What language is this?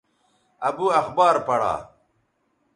Bateri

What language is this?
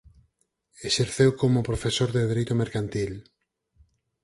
Galician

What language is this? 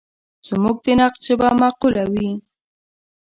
Pashto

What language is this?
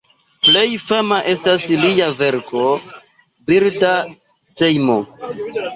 Esperanto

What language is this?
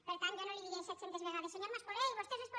Catalan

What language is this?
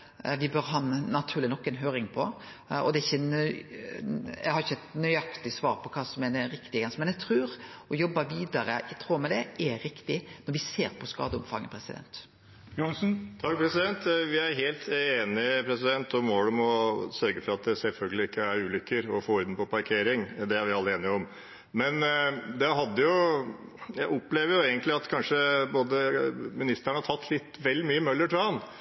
Norwegian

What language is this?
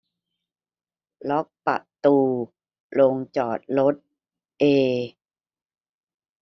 Thai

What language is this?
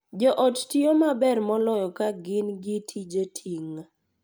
Luo (Kenya and Tanzania)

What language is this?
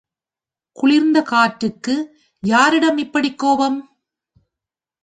Tamil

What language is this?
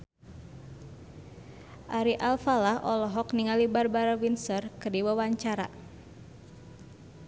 Sundanese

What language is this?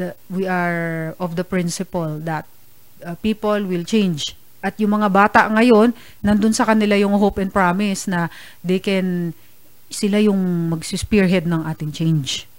Filipino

